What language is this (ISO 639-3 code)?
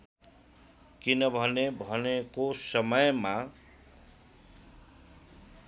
nep